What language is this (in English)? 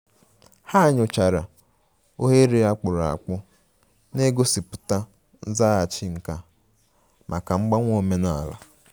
Igbo